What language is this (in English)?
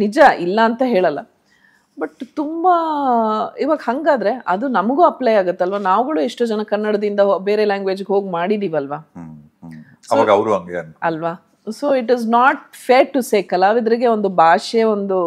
Kannada